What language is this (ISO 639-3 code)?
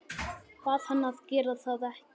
isl